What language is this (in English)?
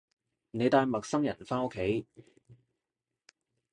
Cantonese